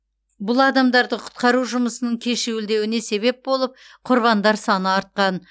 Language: Kazakh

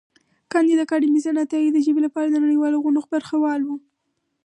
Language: Pashto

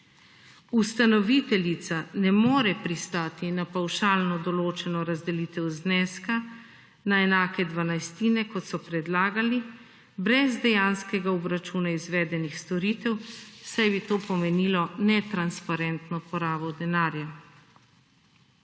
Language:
Slovenian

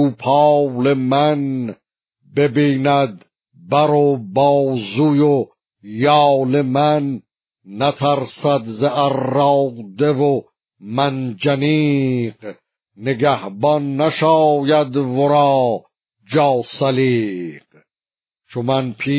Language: Persian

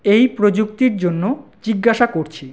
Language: Bangla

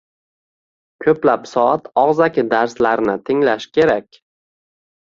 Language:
Uzbek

